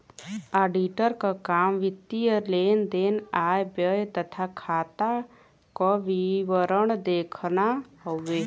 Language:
Bhojpuri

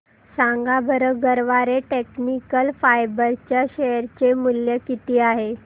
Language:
Marathi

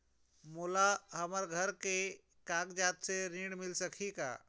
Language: Chhattisgarhi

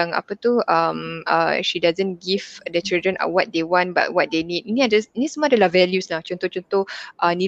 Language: Malay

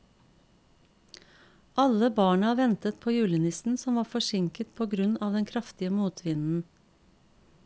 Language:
Norwegian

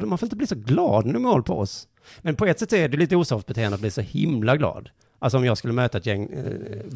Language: Swedish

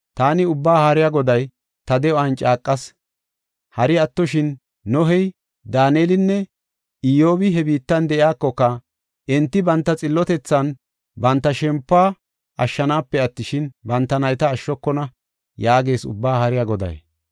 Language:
Gofa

